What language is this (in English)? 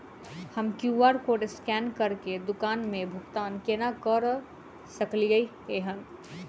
Maithili